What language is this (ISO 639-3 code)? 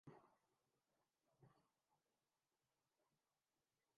urd